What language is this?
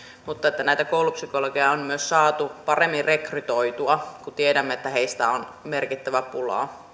Finnish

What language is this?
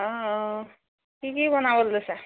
Assamese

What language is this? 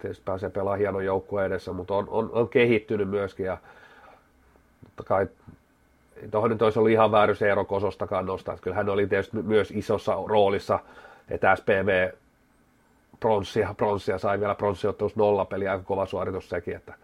Finnish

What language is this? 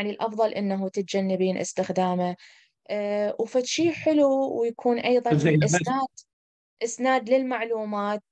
Arabic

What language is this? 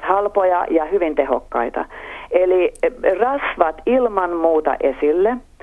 Finnish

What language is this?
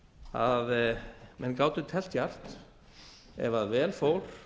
Icelandic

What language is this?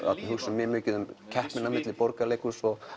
Icelandic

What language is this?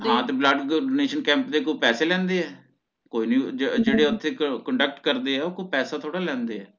Punjabi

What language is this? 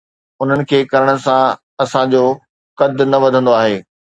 Sindhi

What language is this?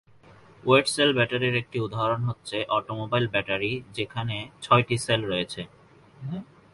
Bangla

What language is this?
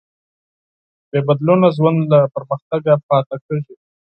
Pashto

